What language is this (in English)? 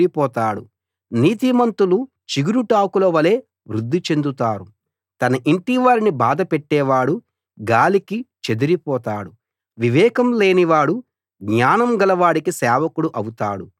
Telugu